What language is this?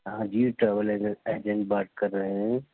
Urdu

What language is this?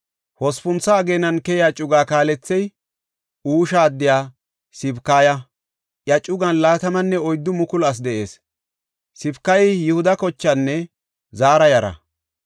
Gofa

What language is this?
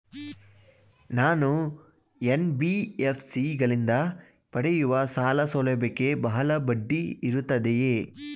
Kannada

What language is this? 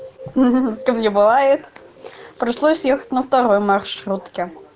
Russian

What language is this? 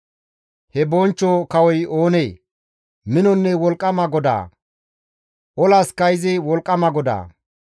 Gamo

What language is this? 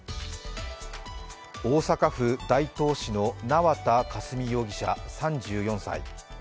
Japanese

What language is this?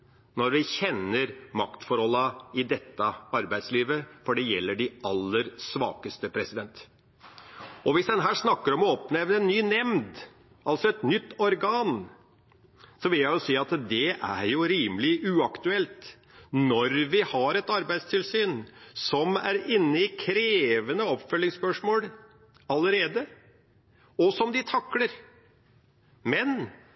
Norwegian Bokmål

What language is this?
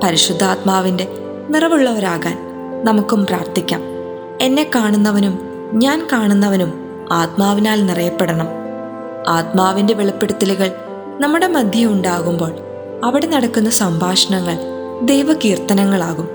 Malayalam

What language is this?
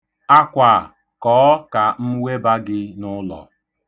Igbo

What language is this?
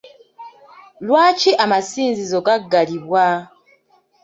Ganda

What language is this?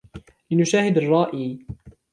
Arabic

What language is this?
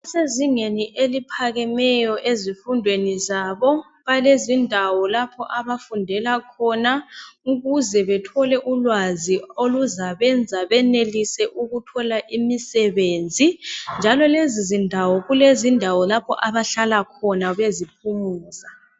North Ndebele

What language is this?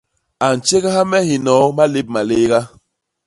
Basaa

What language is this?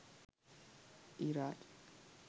Sinhala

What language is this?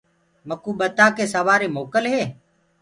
Gurgula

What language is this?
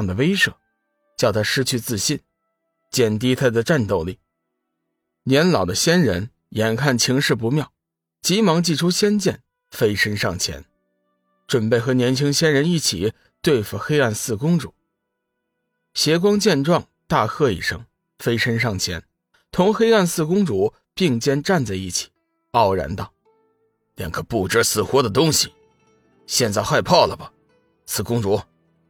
Chinese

